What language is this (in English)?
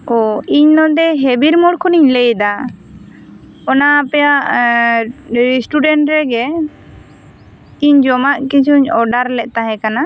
Santali